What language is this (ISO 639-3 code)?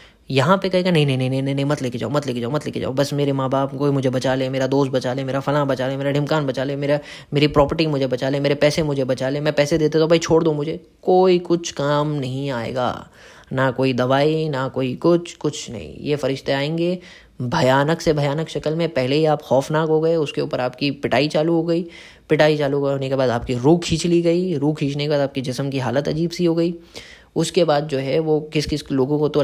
hin